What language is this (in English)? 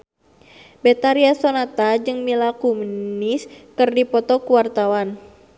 Sundanese